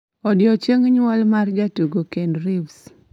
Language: Luo (Kenya and Tanzania)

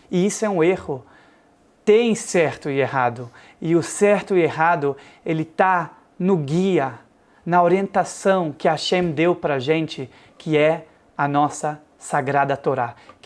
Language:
Portuguese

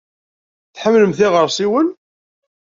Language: Kabyle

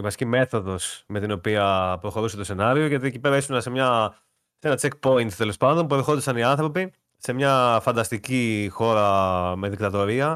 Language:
Greek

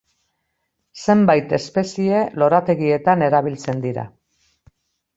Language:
Basque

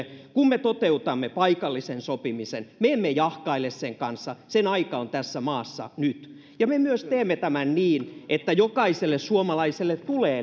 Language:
Finnish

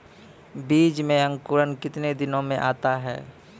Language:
Maithili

